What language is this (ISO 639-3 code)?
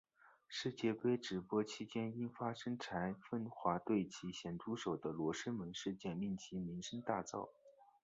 zho